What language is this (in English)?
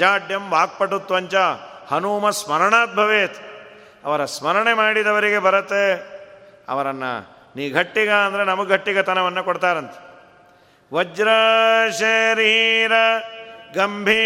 Kannada